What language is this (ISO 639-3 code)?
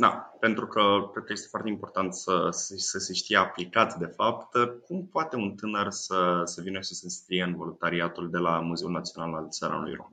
ron